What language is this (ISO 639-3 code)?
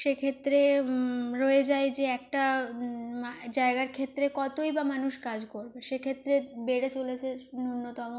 ben